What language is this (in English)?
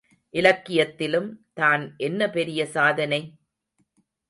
Tamil